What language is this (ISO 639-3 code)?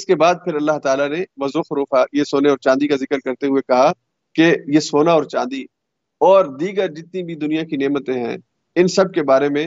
urd